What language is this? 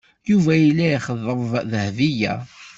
Kabyle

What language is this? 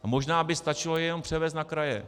Czech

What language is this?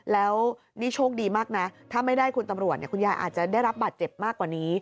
Thai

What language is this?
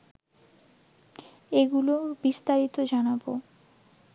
Bangla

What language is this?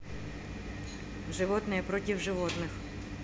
Russian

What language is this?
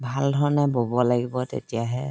Assamese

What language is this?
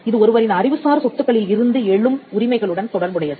Tamil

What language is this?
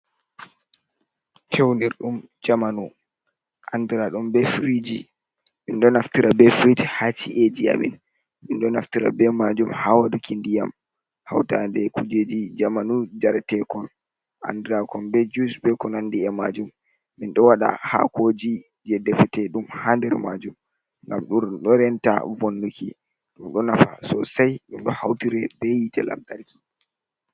Fula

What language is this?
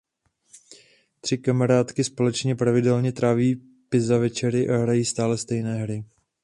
Czech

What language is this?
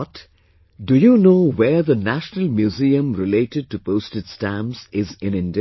English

